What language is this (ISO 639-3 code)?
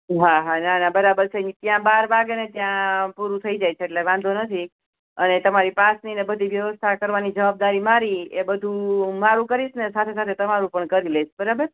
guj